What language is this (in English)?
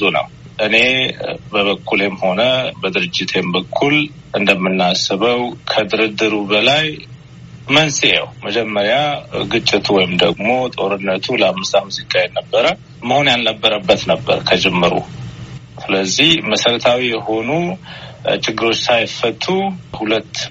Amharic